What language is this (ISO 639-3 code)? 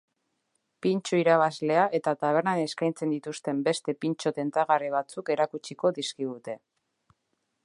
eus